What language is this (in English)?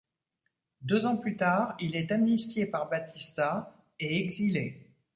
French